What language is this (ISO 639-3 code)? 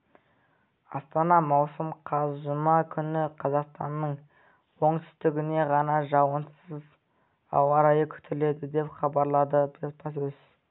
kaz